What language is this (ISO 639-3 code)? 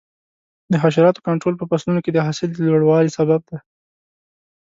pus